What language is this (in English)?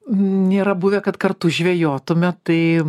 Lithuanian